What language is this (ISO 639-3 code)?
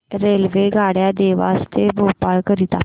mar